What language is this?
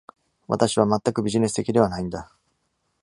Japanese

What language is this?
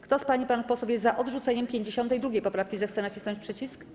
Polish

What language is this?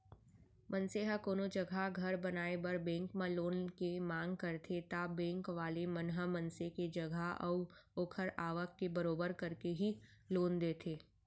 Chhattisgarhi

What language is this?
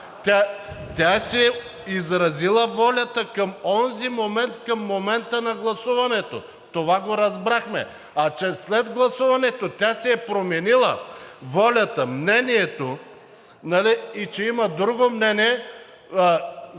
Bulgarian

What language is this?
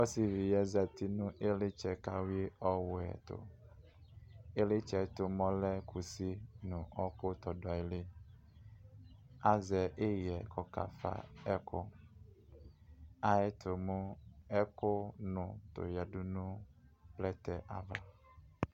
Ikposo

